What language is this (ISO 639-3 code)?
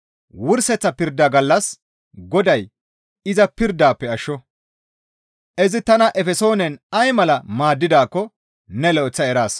gmv